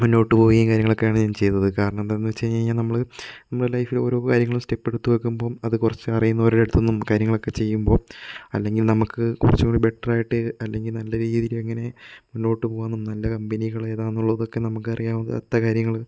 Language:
Malayalam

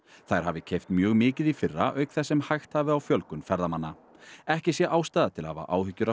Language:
Icelandic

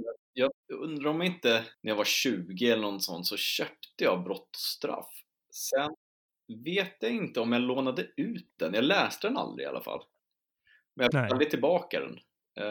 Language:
Swedish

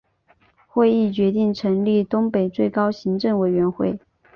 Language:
Chinese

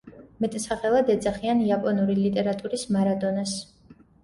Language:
Georgian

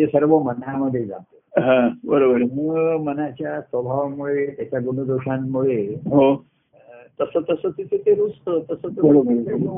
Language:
Marathi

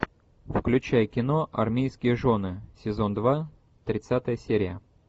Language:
Russian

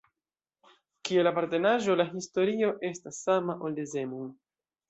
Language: Esperanto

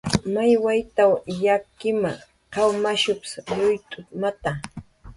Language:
Jaqaru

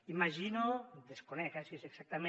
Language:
Catalan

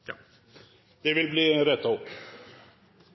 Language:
Norwegian Nynorsk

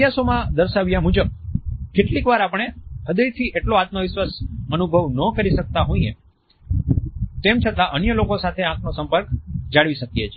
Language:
Gujarati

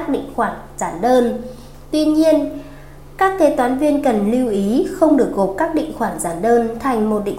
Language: Vietnamese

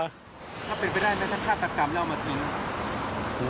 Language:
Thai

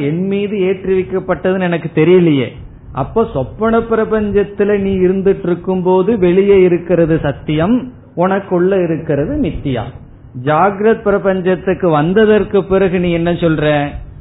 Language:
Tamil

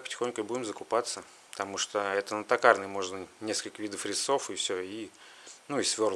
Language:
Russian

